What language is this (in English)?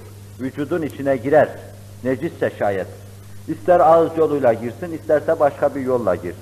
Turkish